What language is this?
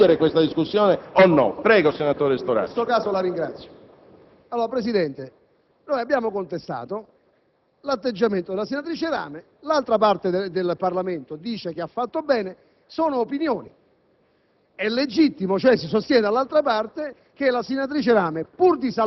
Italian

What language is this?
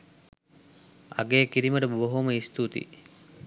Sinhala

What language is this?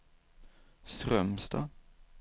Swedish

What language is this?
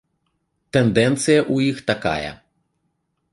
Belarusian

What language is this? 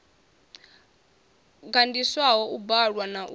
Venda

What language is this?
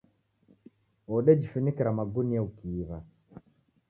Taita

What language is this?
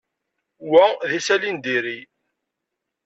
Kabyle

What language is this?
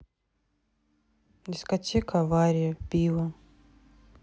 Russian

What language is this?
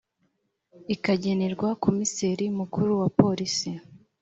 Kinyarwanda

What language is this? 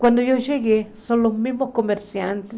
Portuguese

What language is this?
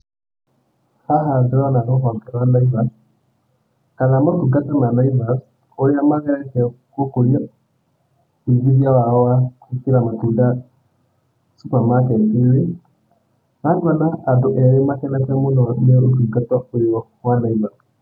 Kikuyu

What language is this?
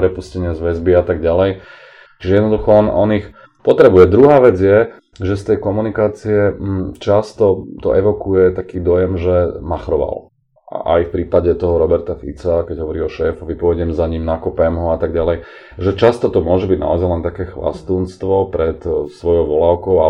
Slovak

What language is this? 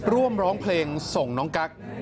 Thai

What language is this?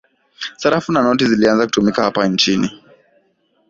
Swahili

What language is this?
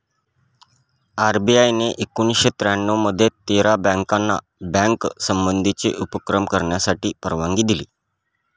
Marathi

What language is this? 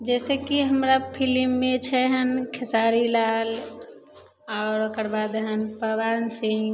Maithili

